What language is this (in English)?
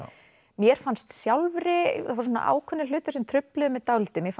Icelandic